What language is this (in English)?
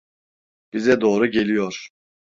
Turkish